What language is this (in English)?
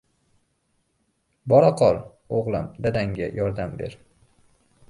Uzbek